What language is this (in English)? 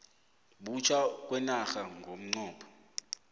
South Ndebele